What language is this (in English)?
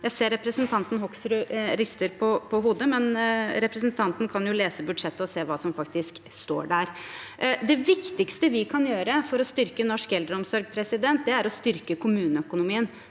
Norwegian